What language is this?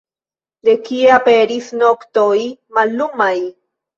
Esperanto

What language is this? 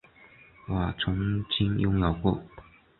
Chinese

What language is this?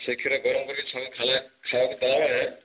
Odia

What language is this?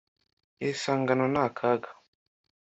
Kinyarwanda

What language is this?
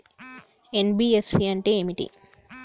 Telugu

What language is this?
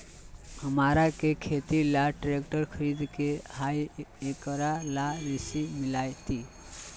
Magahi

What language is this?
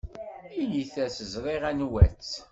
Kabyle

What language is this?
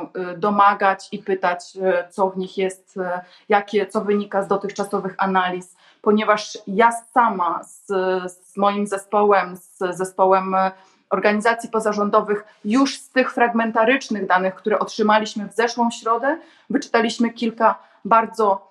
Polish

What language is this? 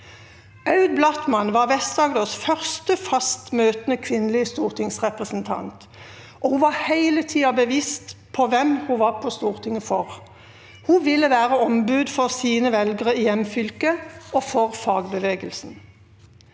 Norwegian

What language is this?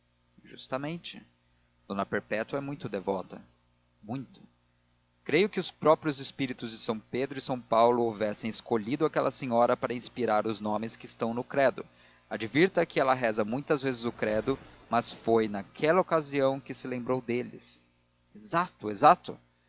Portuguese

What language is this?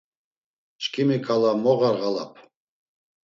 Laz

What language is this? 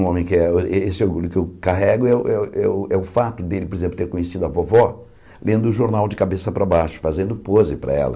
Portuguese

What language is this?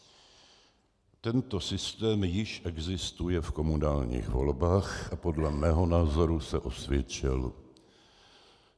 Czech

